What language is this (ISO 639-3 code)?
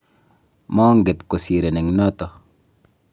kln